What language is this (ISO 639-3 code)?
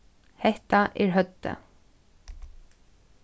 fao